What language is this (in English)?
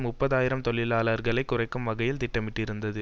Tamil